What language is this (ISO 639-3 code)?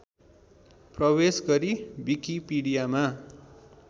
nep